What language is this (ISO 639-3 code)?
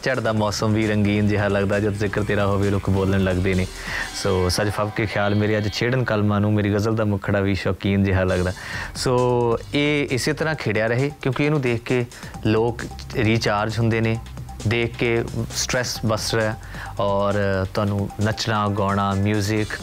pan